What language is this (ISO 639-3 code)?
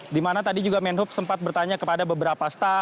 ind